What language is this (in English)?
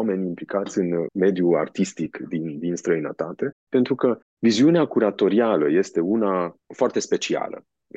Romanian